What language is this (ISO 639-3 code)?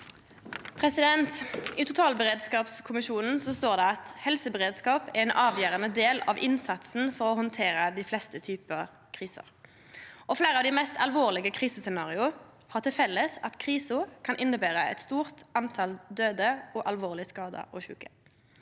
nor